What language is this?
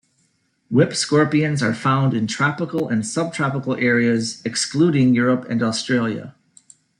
English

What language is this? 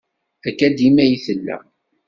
Kabyle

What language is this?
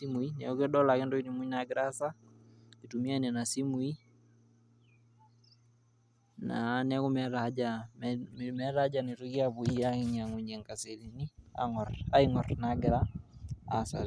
Masai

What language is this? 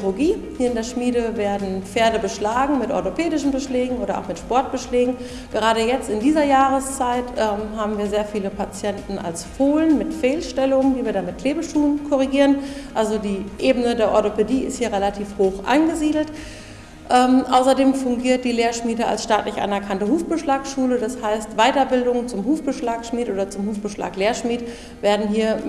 German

